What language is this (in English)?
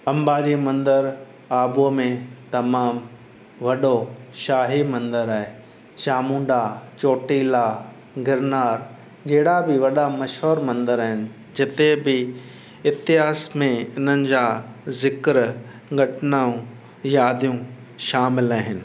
Sindhi